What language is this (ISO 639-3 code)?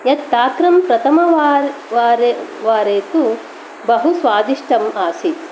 san